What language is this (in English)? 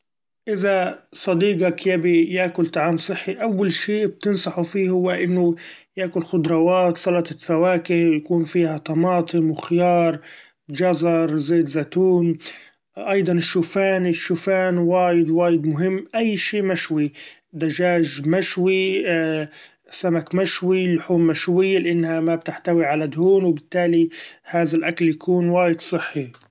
Gulf Arabic